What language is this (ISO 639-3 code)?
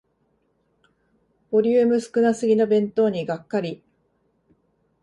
jpn